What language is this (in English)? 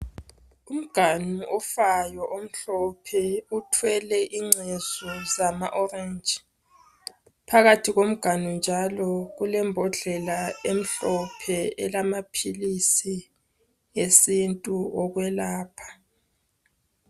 North Ndebele